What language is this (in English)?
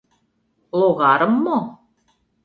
Mari